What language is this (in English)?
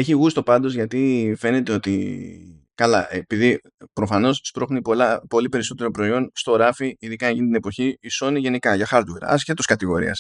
Greek